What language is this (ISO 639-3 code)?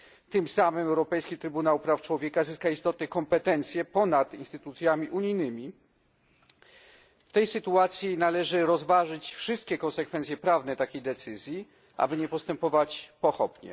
pol